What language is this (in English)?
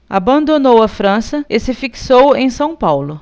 Portuguese